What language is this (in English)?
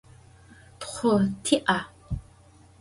Adyghe